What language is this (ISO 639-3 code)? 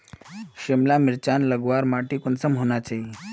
mag